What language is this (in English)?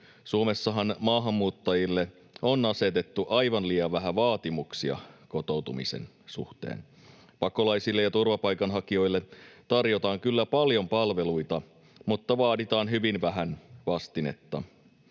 Finnish